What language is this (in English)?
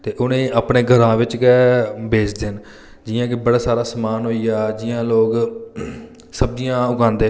Dogri